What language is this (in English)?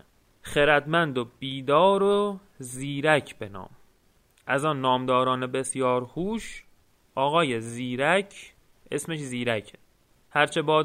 Persian